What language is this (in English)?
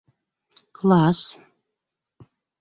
Bashkir